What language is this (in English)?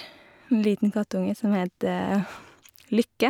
Norwegian